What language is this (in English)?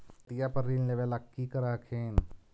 Magahi